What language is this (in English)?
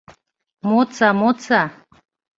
Mari